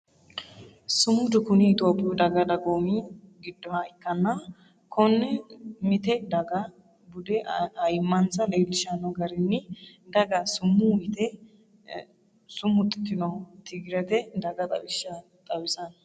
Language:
Sidamo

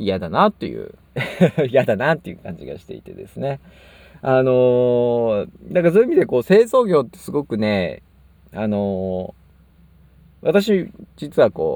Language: Japanese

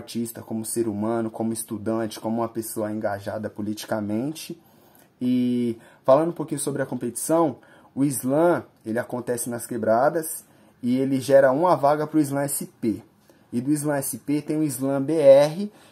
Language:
Portuguese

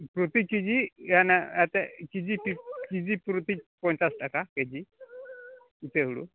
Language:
Santali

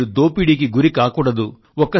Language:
Telugu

